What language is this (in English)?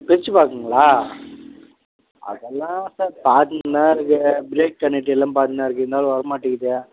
Tamil